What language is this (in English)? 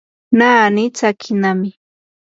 Yanahuanca Pasco Quechua